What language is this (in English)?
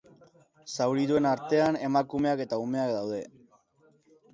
Basque